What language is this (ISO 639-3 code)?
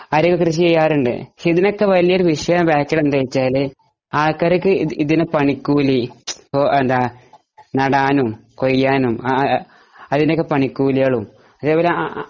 mal